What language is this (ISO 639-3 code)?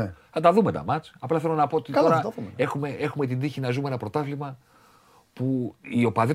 ell